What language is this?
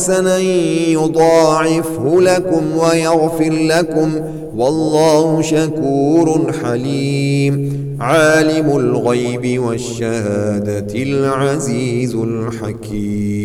Arabic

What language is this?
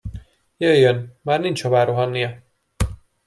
Hungarian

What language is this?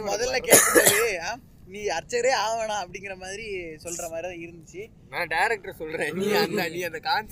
Tamil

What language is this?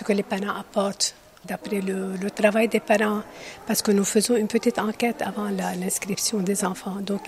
French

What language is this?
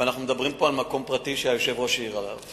Hebrew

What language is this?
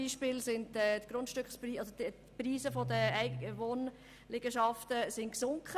Swiss German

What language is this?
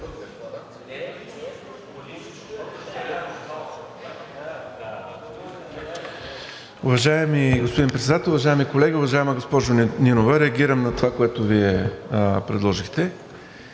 Bulgarian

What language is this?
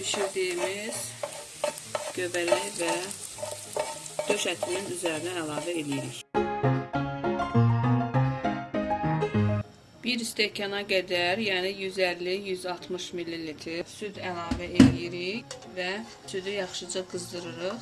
Turkish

